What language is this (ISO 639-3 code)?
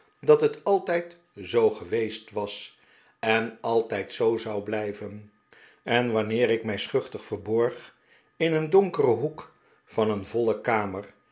nld